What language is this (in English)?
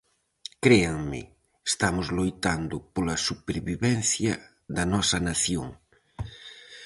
Galician